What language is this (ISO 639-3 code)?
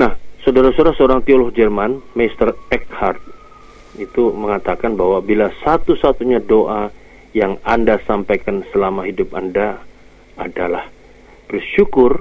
ind